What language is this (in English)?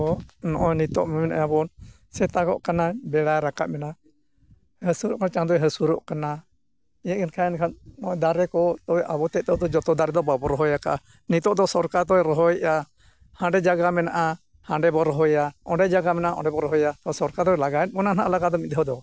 Santali